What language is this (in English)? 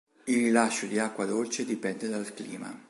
Italian